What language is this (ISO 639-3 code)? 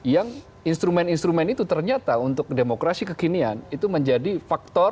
ind